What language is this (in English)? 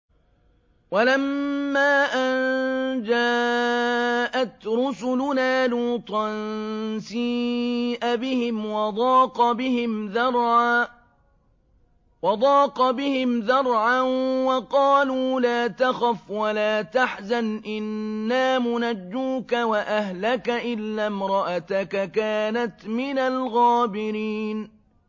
Arabic